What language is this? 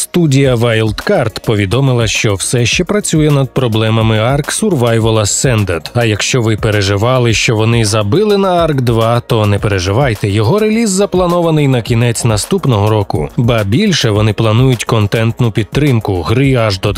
Ukrainian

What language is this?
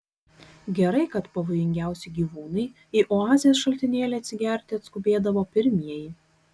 Lithuanian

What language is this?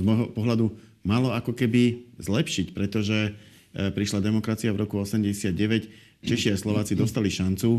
Slovak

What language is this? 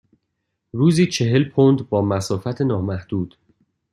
Persian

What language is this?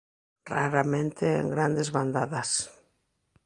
Galician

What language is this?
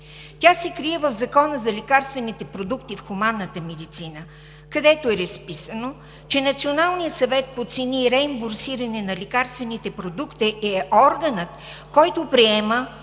Bulgarian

